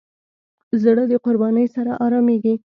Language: Pashto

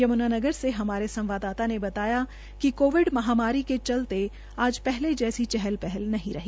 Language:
Hindi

